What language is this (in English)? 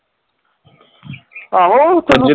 Punjabi